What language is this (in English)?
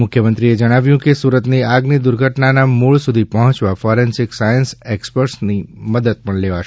Gujarati